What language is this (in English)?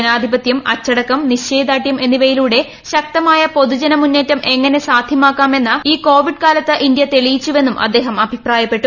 Malayalam